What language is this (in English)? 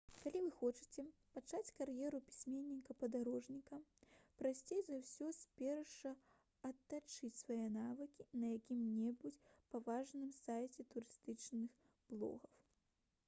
Belarusian